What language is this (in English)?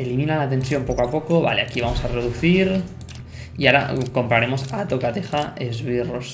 Spanish